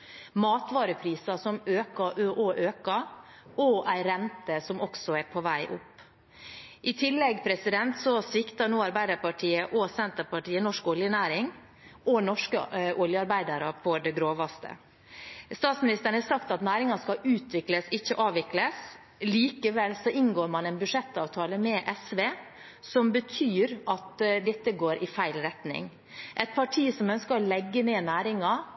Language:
Norwegian Bokmål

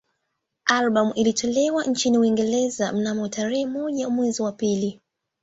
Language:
Swahili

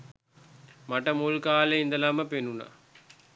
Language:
Sinhala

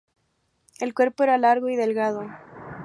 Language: Spanish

